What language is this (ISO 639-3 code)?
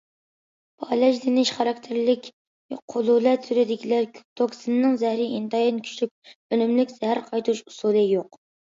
uig